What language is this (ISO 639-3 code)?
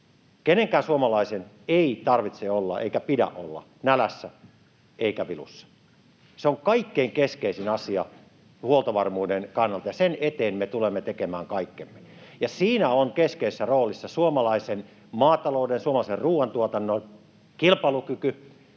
fin